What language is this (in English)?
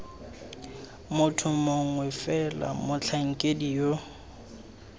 Tswana